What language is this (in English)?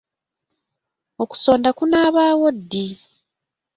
Ganda